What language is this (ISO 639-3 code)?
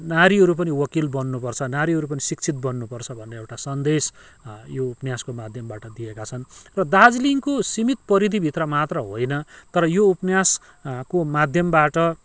nep